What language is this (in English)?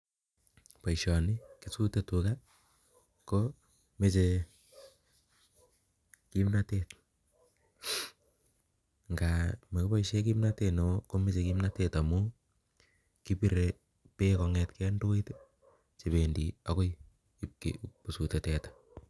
Kalenjin